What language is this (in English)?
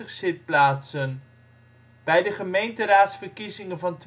Dutch